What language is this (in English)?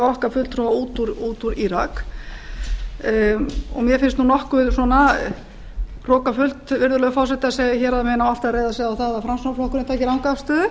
Icelandic